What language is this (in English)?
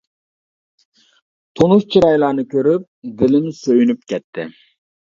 Uyghur